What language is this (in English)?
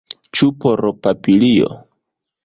Esperanto